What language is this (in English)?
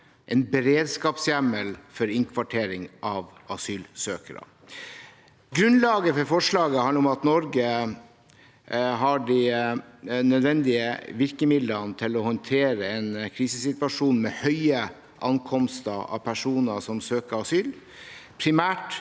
Norwegian